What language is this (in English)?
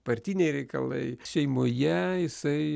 Lithuanian